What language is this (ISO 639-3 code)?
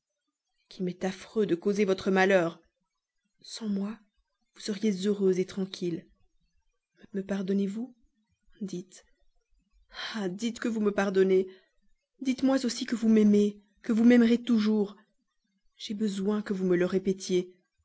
fra